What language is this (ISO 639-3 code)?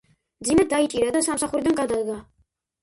kat